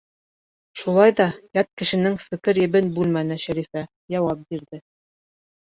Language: Bashkir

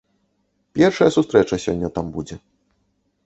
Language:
Belarusian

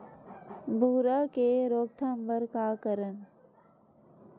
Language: Chhattisgarhi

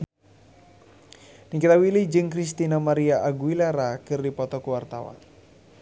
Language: Sundanese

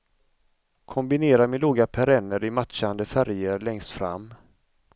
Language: Swedish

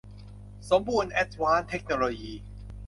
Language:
Thai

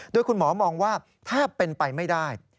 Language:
Thai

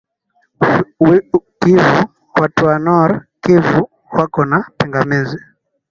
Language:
Swahili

